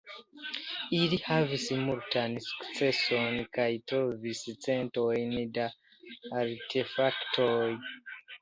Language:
Esperanto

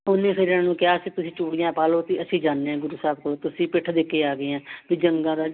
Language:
Punjabi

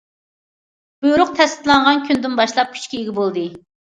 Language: Uyghur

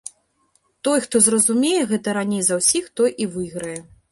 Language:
Belarusian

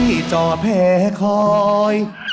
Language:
Thai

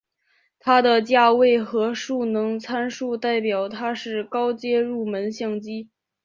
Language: Chinese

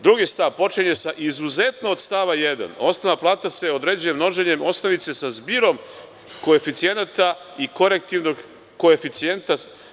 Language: Serbian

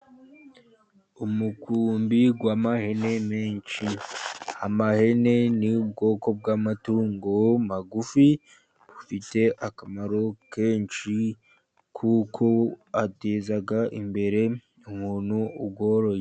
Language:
Kinyarwanda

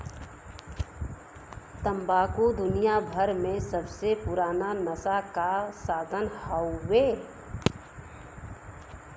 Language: Bhojpuri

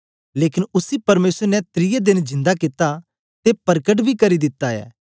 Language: Dogri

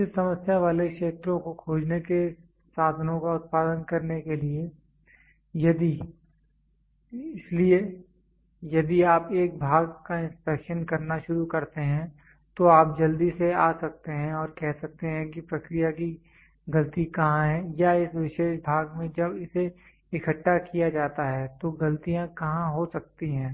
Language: Hindi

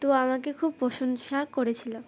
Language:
Bangla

